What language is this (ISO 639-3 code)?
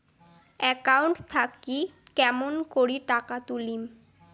ben